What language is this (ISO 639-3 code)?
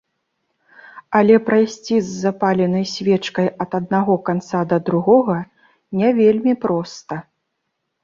bel